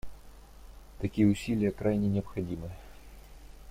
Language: Russian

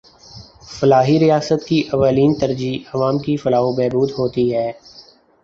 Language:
Urdu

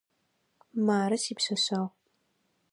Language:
Adyghe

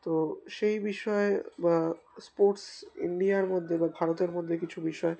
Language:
Bangla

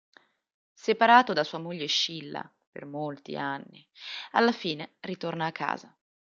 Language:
Italian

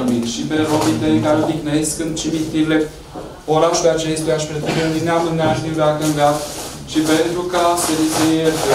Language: Romanian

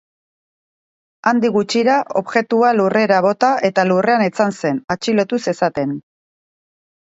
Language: Basque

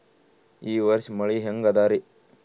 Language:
Kannada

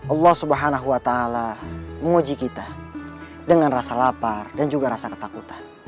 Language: Indonesian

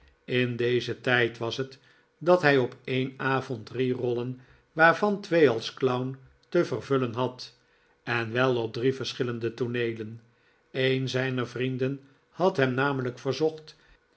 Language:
Dutch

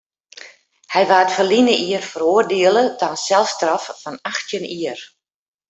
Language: Western Frisian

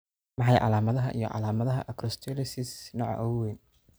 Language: Somali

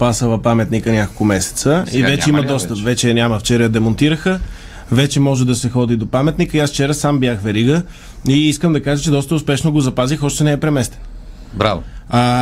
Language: Bulgarian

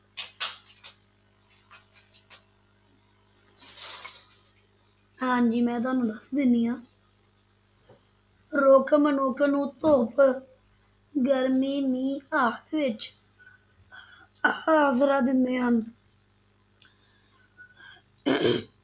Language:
Punjabi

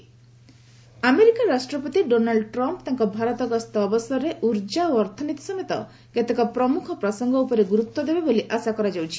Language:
Odia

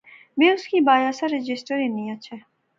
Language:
Pahari-Potwari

